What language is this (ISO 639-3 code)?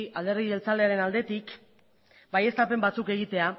eus